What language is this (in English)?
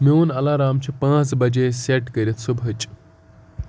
Kashmiri